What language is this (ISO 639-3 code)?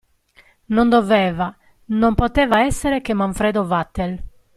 ita